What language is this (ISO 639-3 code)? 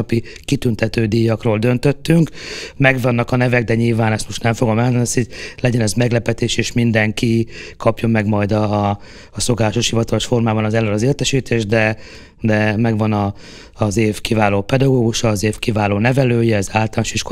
hun